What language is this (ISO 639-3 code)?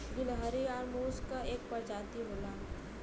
bho